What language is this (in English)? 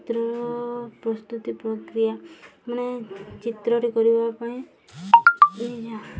Odia